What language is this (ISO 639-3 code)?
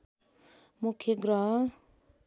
nep